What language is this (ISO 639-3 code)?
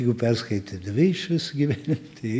lit